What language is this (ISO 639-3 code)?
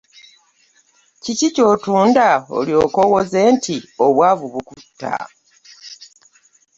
lug